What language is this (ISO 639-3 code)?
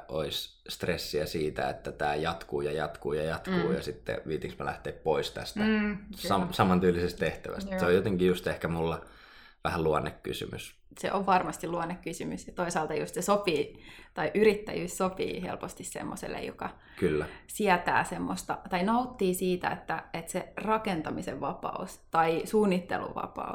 fin